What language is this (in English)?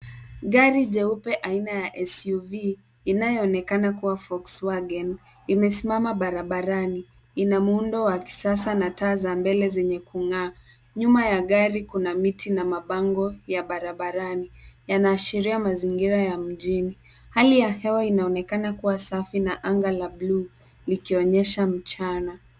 Swahili